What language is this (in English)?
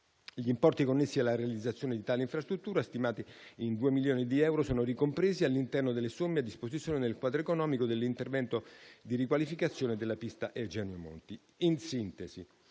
Italian